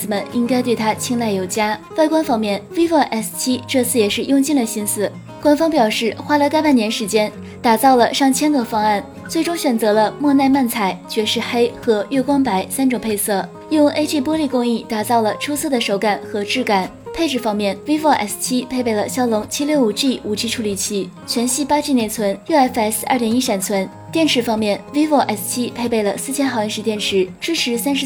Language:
Chinese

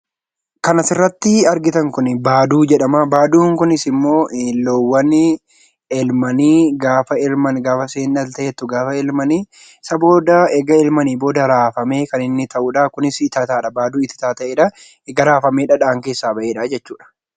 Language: Oromo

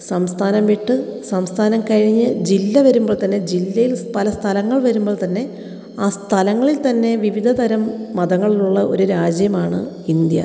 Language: Malayalam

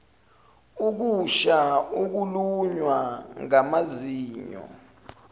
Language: Zulu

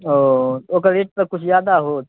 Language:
Maithili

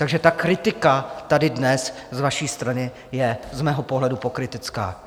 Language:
Czech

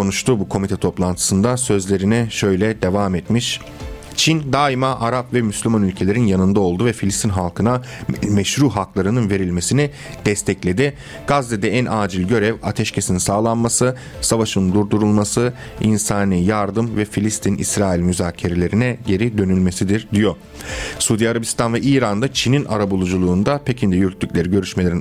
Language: Turkish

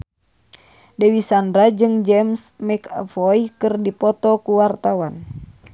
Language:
Sundanese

